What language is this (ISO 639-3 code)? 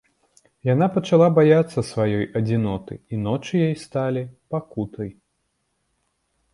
bel